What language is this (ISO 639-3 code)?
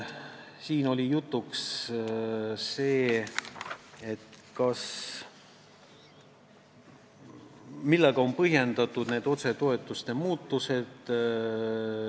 est